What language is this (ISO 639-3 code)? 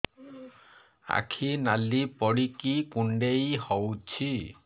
ori